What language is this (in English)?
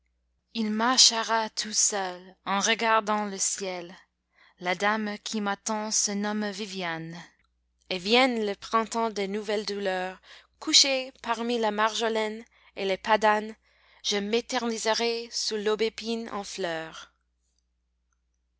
French